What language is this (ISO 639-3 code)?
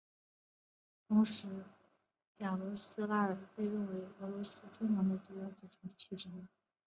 zho